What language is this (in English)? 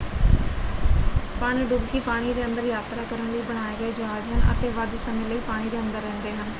Punjabi